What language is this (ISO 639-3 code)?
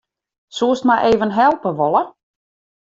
fry